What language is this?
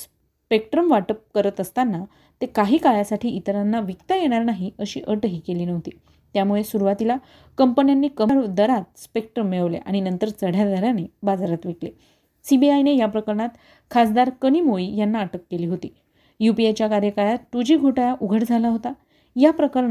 Marathi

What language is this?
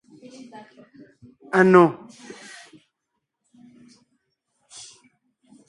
Ngiemboon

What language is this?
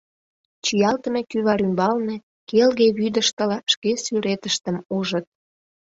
Mari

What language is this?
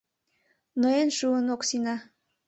Mari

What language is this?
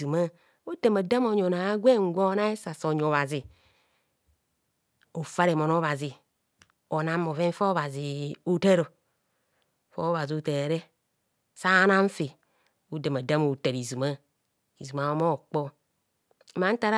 Kohumono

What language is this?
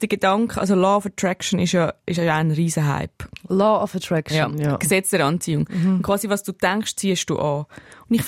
German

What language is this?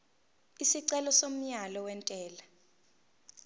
Zulu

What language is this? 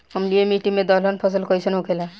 Bhojpuri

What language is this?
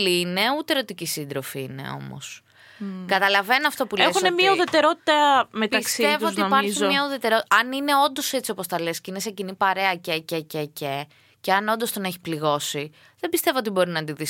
Greek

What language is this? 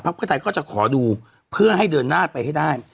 Thai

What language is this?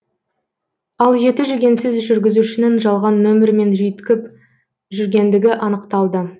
Kazakh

